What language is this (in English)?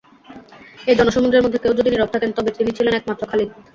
Bangla